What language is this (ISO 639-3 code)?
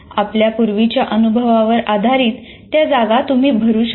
mar